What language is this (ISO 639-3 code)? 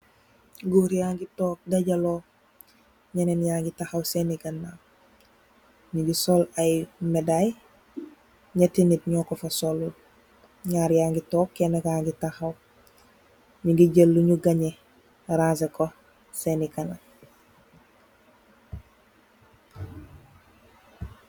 wol